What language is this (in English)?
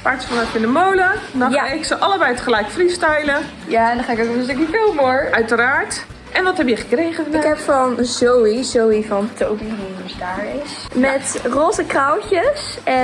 Dutch